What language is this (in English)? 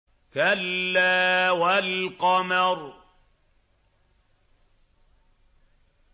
Arabic